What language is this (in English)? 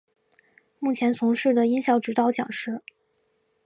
Chinese